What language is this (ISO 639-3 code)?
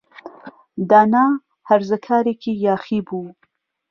ckb